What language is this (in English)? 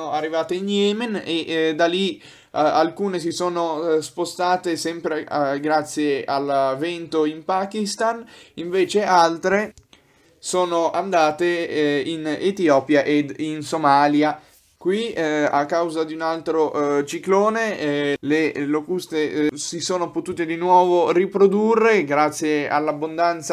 Italian